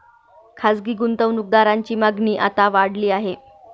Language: Marathi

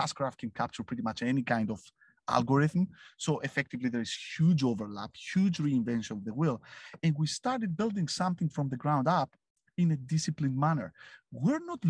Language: English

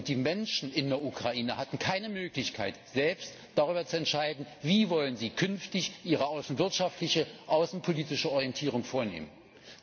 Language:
German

